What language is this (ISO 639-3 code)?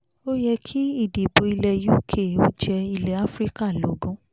yor